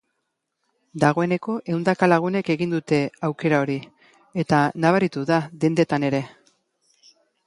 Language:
Basque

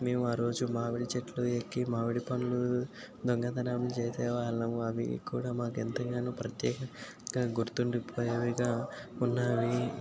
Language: Telugu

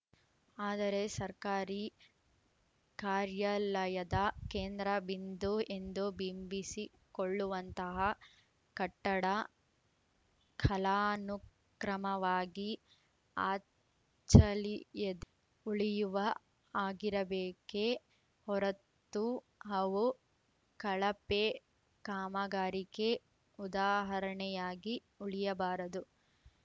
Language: Kannada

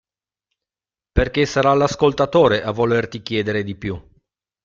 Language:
Italian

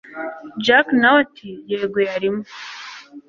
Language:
Kinyarwanda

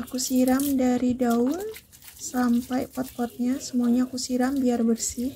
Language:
Indonesian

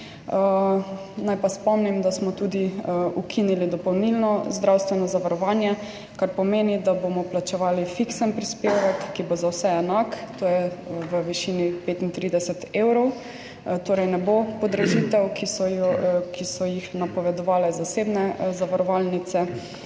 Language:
Slovenian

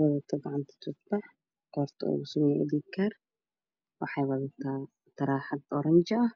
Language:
Somali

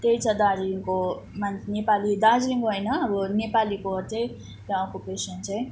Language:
Nepali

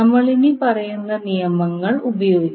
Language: Malayalam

